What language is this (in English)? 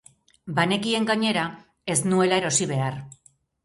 Basque